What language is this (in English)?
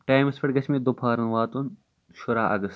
Kashmiri